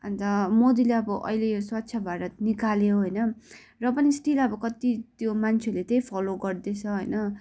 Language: Nepali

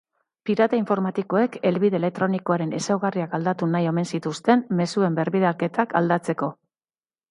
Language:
Basque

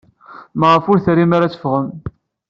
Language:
Kabyle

